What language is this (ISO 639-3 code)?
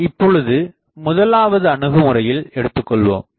tam